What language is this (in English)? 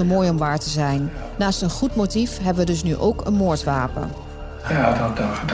Dutch